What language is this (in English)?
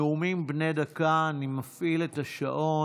Hebrew